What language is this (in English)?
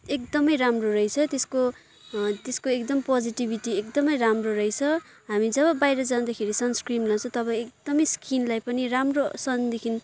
Nepali